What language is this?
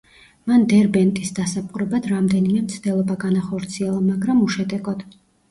Georgian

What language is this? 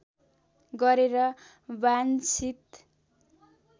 Nepali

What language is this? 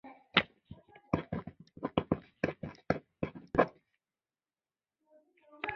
Chinese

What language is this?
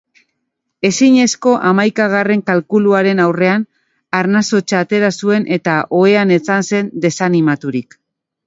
Basque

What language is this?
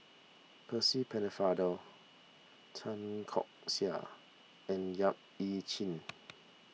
English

